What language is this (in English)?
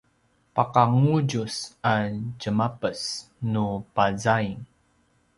Paiwan